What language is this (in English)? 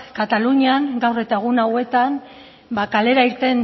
Basque